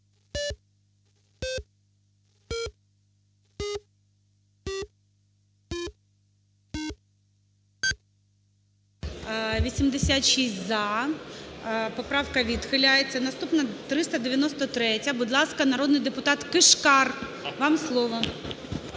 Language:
Ukrainian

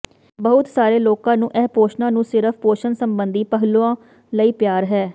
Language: Punjabi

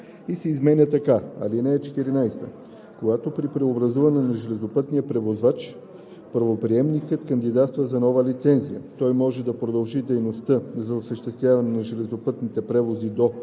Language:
Bulgarian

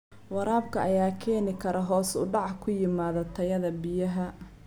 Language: Somali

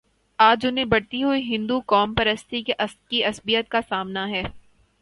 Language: Urdu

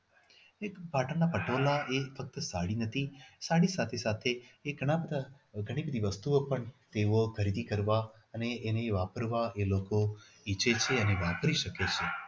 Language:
Gujarati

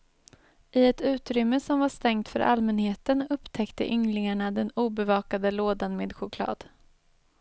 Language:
Swedish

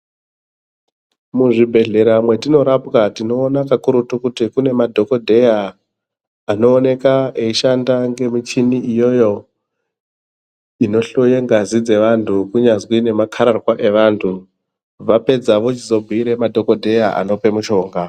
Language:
Ndau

